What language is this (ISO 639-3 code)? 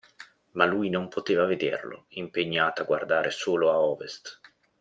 ita